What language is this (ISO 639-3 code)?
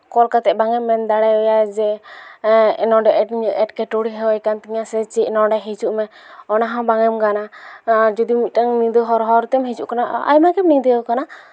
sat